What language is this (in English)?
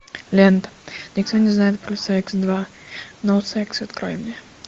Russian